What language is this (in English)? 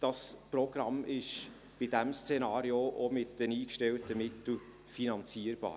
Swiss German